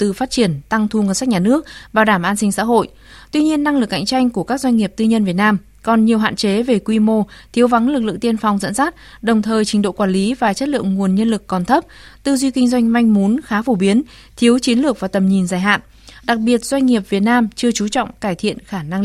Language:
Vietnamese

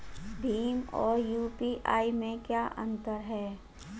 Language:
Hindi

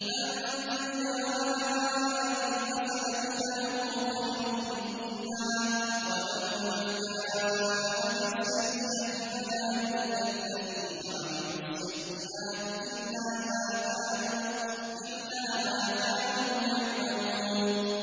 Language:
Arabic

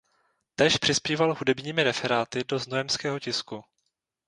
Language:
Czech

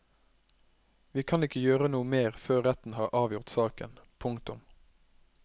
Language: Norwegian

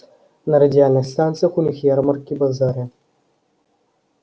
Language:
Russian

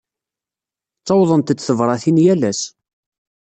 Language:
Kabyle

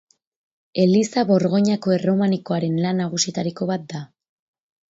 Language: Basque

